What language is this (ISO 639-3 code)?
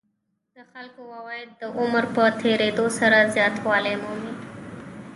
pus